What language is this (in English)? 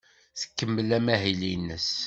Kabyle